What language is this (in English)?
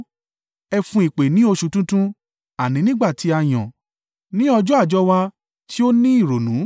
Yoruba